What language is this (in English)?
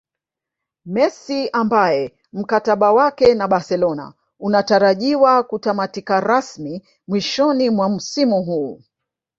Swahili